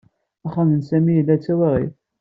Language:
Kabyle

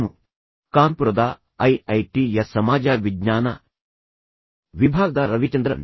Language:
Kannada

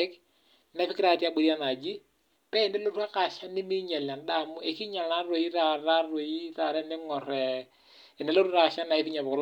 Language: Masai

